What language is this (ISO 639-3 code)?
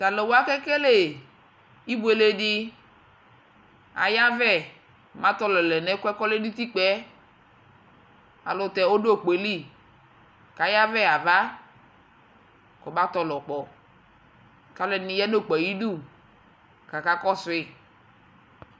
kpo